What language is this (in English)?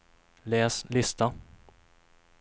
Swedish